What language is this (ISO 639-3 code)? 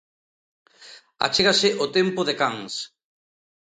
glg